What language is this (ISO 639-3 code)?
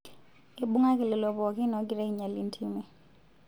mas